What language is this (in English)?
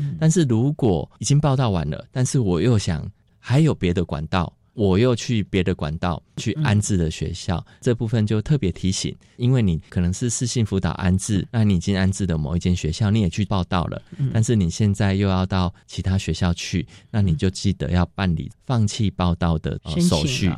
Chinese